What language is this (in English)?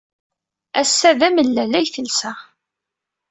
Kabyle